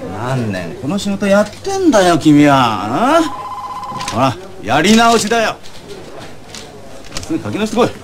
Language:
Japanese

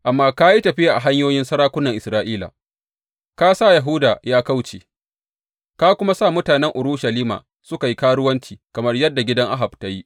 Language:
Hausa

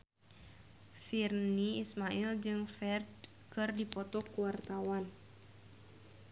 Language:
Sundanese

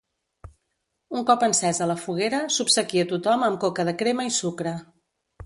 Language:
Catalan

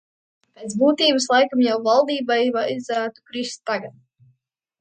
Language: Latvian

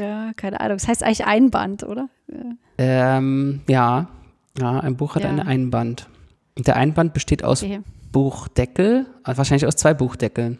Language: German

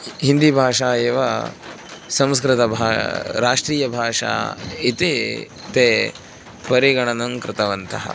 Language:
Sanskrit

